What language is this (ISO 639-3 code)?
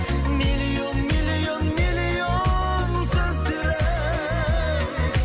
kaz